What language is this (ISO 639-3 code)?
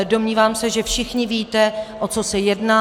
ces